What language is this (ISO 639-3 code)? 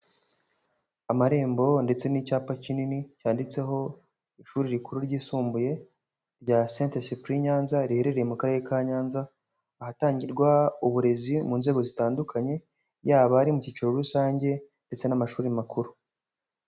kin